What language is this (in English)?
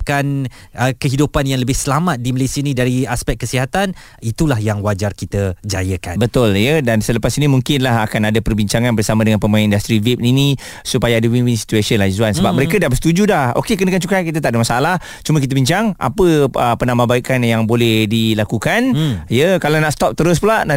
Malay